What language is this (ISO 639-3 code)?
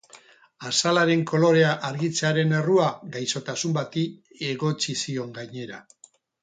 eus